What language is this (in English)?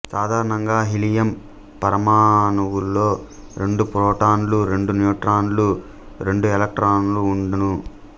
Telugu